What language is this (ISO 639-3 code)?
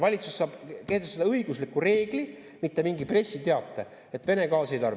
est